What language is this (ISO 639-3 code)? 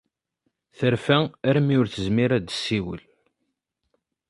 kab